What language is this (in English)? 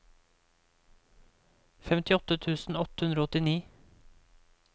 Norwegian